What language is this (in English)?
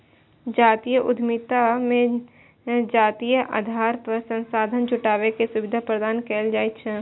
Maithili